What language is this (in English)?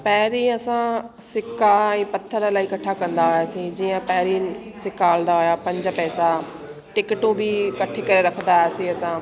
Sindhi